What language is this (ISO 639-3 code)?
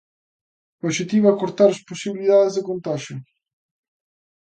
glg